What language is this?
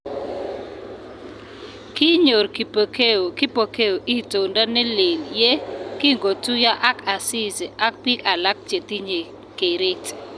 Kalenjin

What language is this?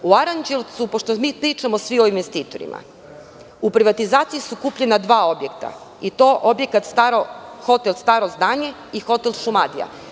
Serbian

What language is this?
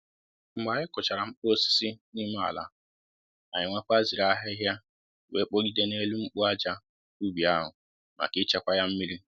Igbo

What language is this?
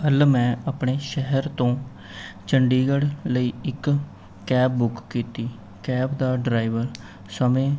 Punjabi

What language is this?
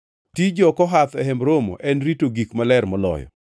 Luo (Kenya and Tanzania)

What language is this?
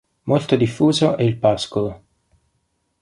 Italian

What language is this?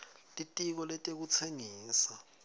Swati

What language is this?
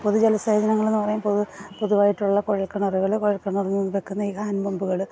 Malayalam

